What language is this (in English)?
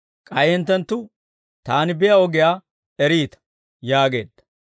Dawro